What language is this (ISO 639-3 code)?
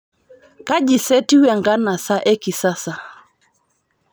mas